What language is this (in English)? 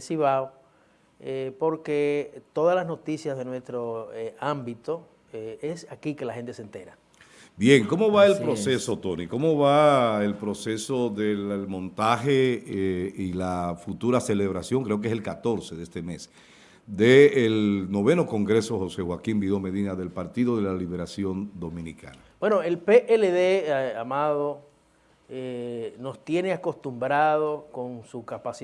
Spanish